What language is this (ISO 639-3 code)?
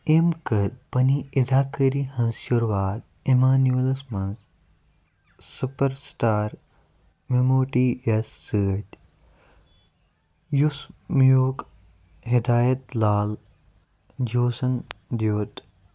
kas